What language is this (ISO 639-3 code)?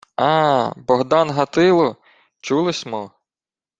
ukr